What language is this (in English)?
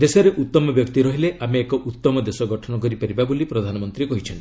Odia